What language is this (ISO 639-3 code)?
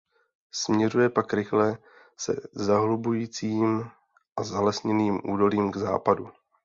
ces